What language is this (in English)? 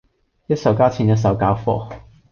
Cantonese